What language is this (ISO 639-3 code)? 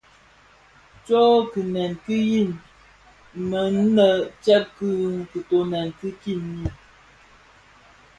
ksf